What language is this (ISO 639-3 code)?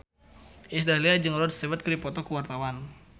sun